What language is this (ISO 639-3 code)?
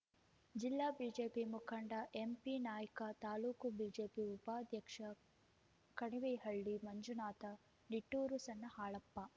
kan